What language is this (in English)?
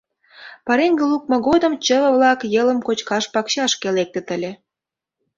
Mari